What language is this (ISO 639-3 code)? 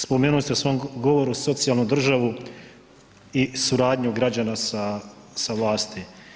hrv